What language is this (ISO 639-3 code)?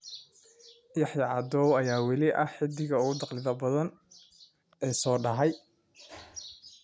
som